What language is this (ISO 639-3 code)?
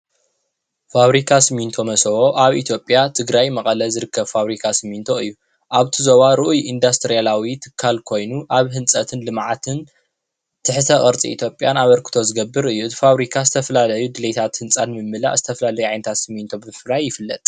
tir